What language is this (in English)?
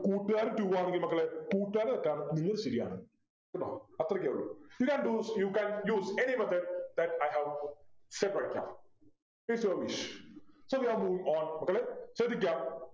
Malayalam